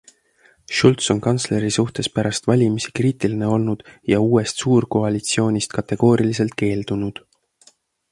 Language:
Estonian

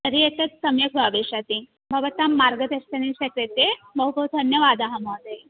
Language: Sanskrit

